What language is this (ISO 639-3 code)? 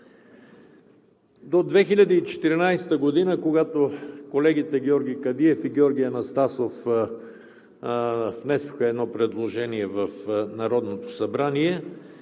bul